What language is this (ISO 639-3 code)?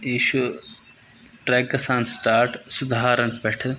kas